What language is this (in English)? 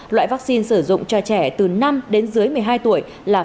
Vietnamese